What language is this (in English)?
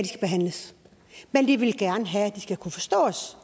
Danish